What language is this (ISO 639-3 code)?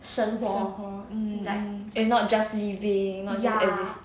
eng